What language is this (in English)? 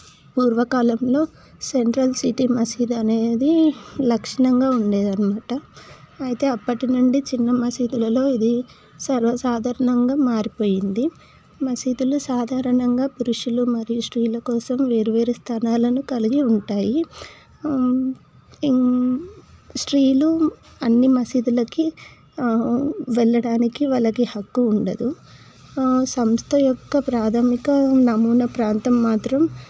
Telugu